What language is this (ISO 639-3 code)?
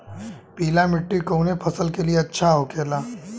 bho